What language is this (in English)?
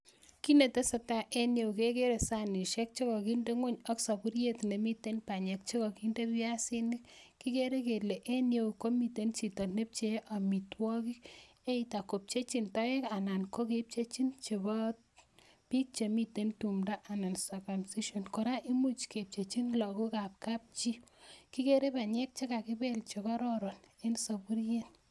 Kalenjin